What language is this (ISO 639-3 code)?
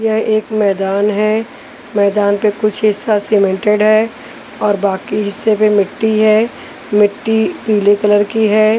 hin